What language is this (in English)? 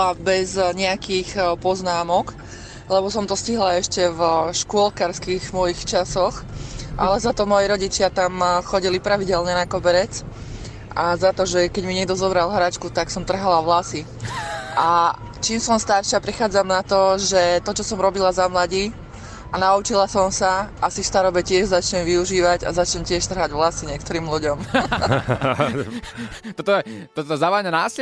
Slovak